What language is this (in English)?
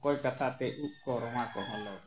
Santali